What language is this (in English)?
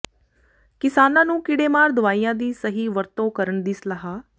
Punjabi